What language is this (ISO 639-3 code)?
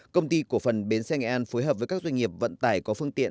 vie